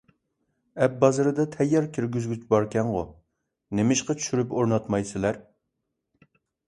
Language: Uyghur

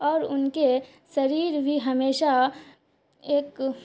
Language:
Urdu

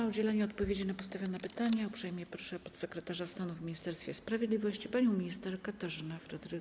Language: Polish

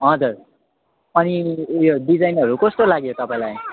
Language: Nepali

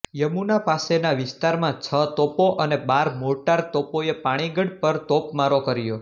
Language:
Gujarati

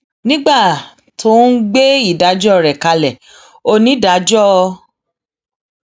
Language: Yoruba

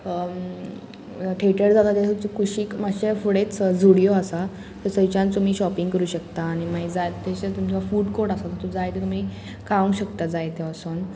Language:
Konkani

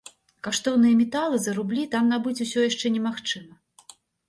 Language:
Belarusian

